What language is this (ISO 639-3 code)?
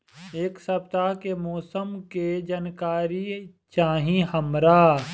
bho